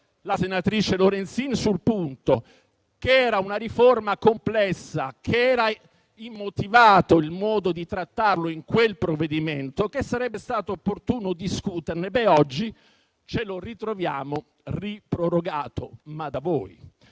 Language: Italian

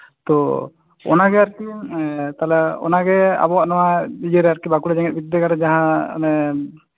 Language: Santali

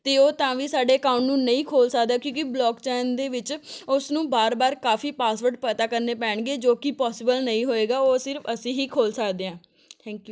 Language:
Punjabi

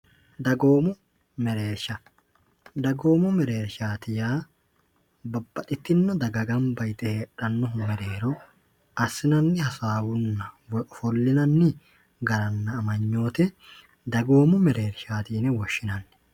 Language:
Sidamo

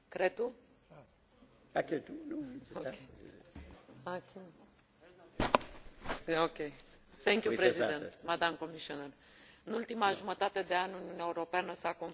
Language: Romanian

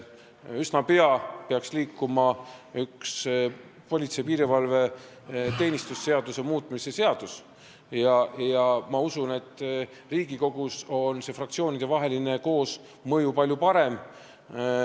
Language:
Estonian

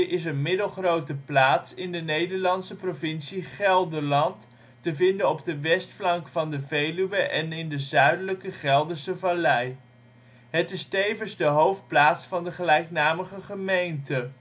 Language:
Dutch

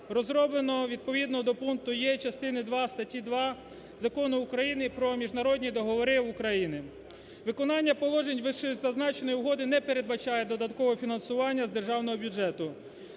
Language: Ukrainian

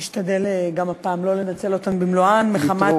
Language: Hebrew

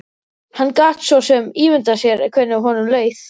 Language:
Icelandic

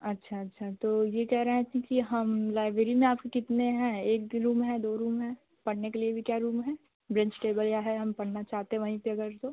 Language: Hindi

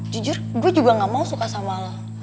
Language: Indonesian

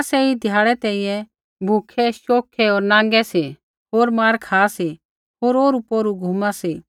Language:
Kullu Pahari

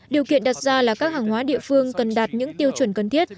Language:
Vietnamese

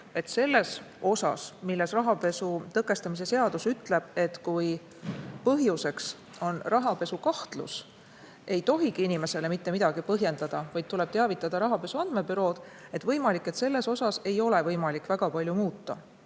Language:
Estonian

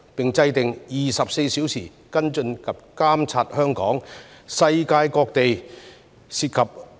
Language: Cantonese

